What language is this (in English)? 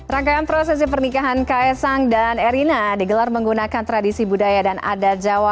Indonesian